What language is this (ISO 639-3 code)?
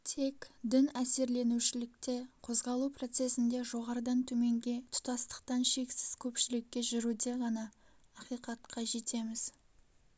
kaz